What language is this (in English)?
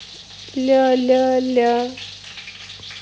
Russian